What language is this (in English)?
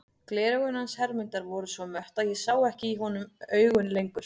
Icelandic